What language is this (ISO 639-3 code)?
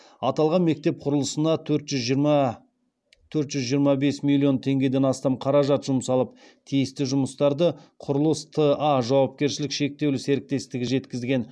kaz